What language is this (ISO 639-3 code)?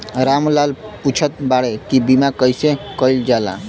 bho